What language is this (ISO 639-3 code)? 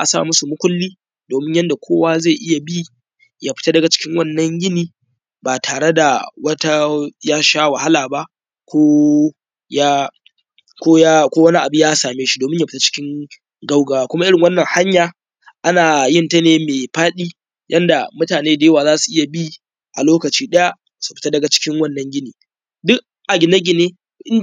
hau